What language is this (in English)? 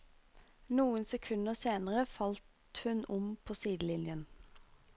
Norwegian